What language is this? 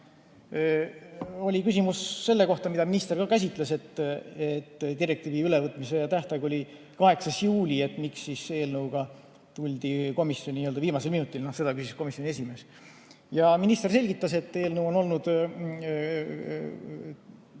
Estonian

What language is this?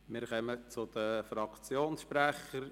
Swiss German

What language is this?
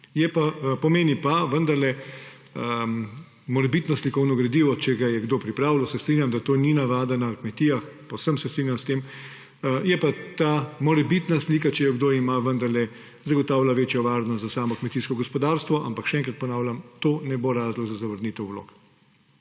Slovenian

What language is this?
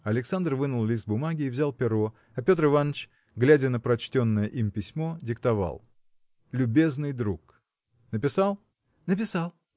Russian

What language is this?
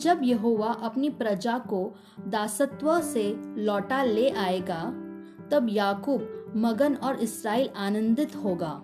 Hindi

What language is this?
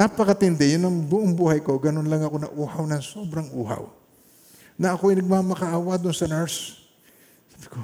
Filipino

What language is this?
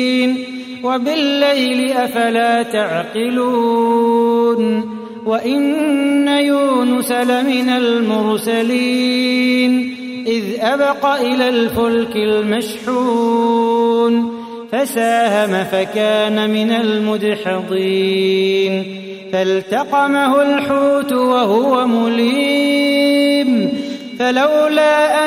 Arabic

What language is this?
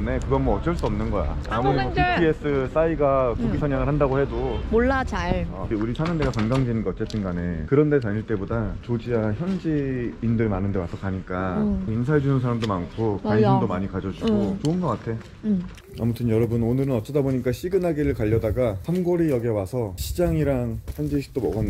Korean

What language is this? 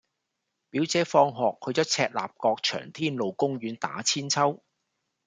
Cantonese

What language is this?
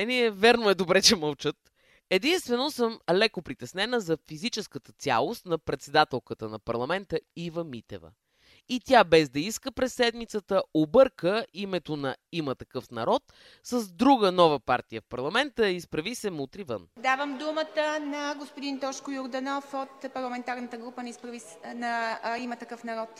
Bulgarian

